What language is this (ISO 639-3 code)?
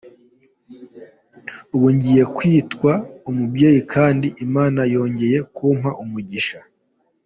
kin